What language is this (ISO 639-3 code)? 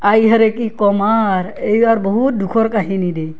asm